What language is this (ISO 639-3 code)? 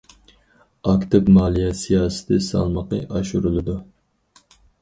uig